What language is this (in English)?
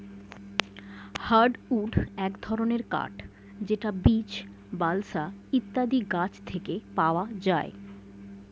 Bangla